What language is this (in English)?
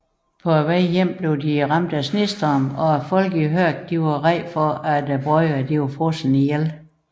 Danish